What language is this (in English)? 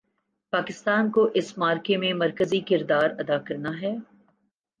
Urdu